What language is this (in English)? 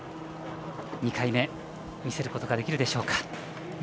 Japanese